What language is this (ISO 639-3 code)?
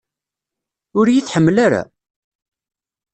kab